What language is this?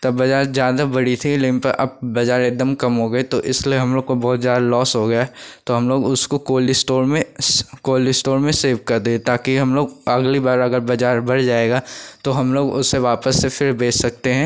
Hindi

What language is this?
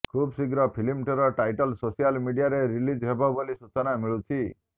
Odia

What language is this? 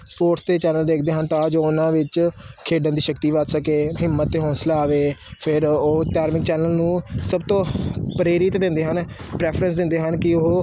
Punjabi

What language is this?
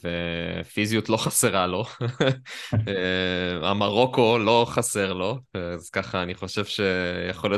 Hebrew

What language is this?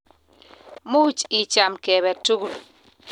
Kalenjin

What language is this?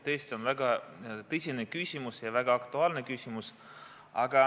Estonian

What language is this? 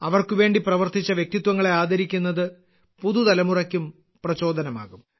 Malayalam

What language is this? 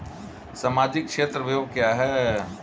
Hindi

